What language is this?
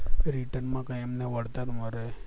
Gujarati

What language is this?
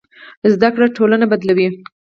Pashto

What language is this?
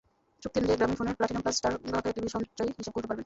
Bangla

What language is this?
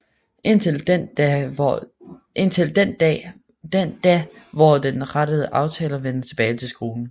Danish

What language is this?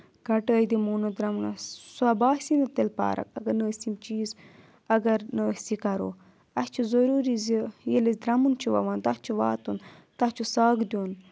Kashmiri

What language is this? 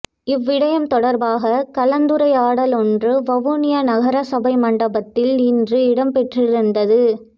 Tamil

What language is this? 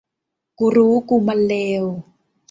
Thai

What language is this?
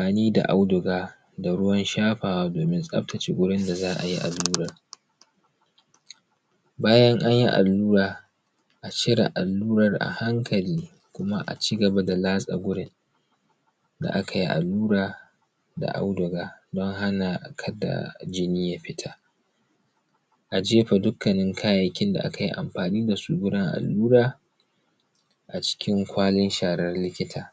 Hausa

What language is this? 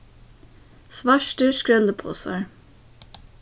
Faroese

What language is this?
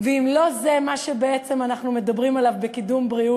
Hebrew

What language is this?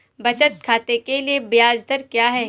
Hindi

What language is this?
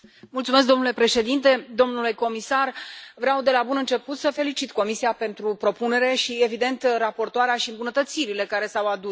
Romanian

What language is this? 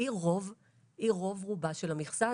Hebrew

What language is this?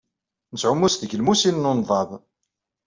Kabyle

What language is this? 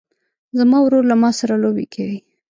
Pashto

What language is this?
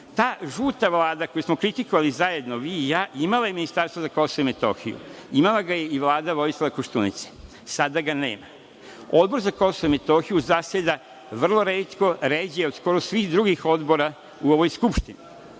Serbian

